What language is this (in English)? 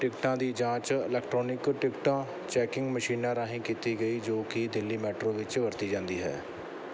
Punjabi